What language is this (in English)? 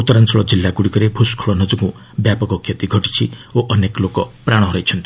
Odia